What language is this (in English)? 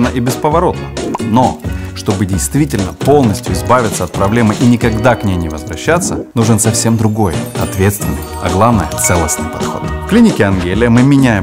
Russian